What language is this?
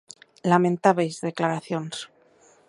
Galician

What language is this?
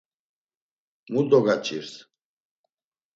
Laz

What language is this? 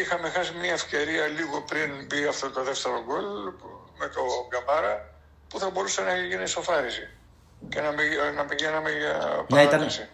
Greek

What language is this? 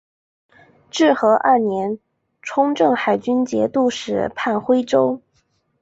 Chinese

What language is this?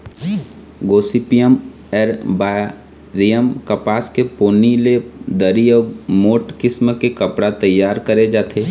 Chhattisgarhi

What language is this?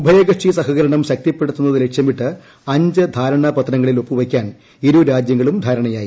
Malayalam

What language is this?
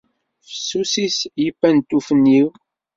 Kabyle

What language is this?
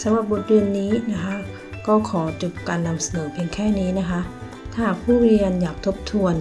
Thai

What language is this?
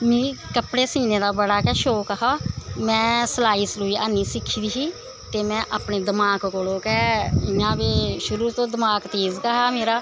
Dogri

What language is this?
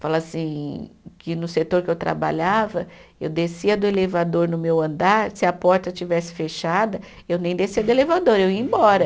Portuguese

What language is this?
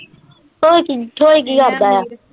Punjabi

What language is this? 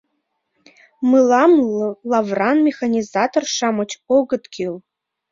Mari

